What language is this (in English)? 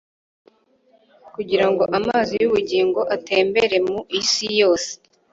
Kinyarwanda